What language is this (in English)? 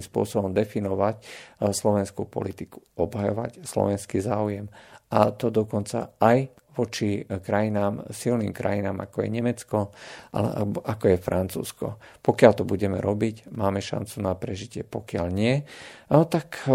Slovak